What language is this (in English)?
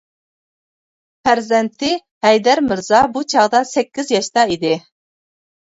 Uyghur